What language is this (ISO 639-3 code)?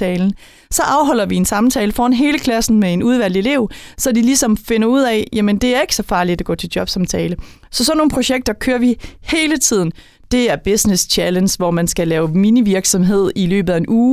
dan